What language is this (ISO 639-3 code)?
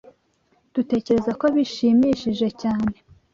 kin